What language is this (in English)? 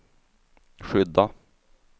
Swedish